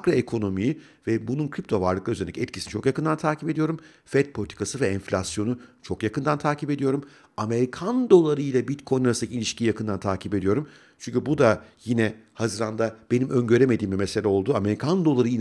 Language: Turkish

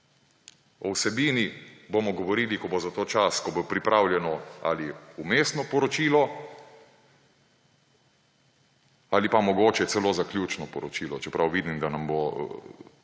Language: Slovenian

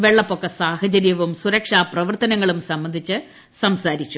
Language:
Malayalam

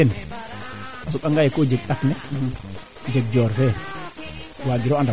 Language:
Serer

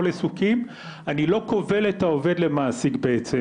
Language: Hebrew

